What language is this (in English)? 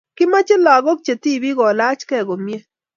Kalenjin